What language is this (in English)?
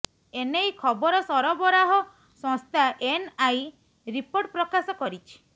Odia